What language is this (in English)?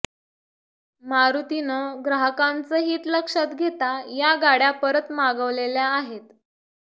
Marathi